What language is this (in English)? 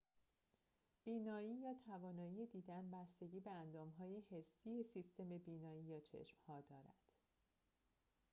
Persian